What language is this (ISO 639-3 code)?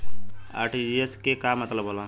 bho